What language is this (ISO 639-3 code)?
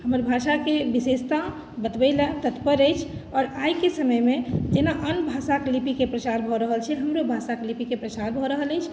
mai